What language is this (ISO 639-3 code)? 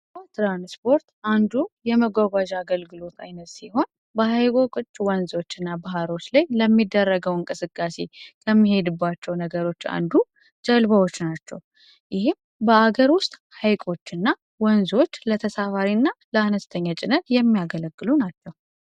amh